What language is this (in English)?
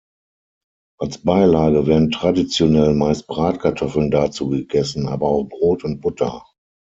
German